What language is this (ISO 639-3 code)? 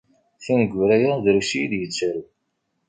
kab